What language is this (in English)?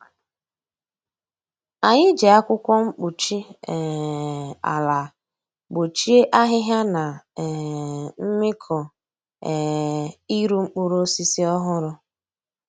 Igbo